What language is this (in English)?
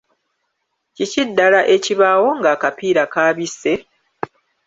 Ganda